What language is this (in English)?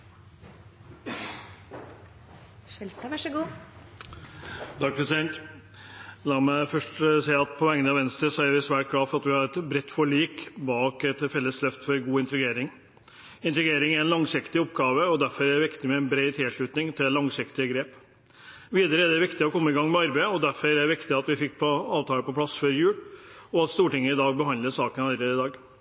Norwegian Bokmål